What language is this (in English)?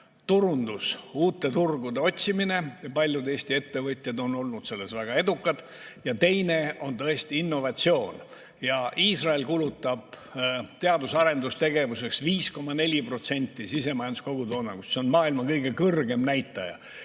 Estonian